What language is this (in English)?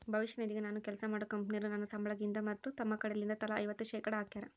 Kannada